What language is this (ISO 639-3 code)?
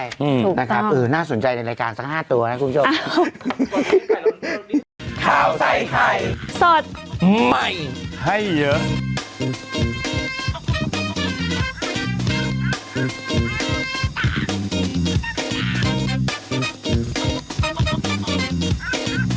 tha